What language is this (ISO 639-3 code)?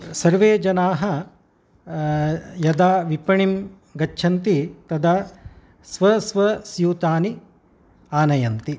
san